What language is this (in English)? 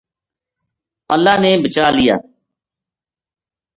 Gujari